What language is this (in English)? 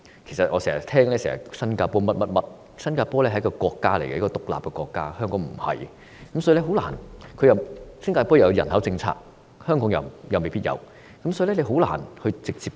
Cantonese